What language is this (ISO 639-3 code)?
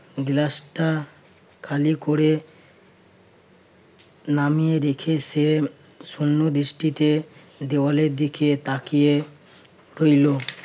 ben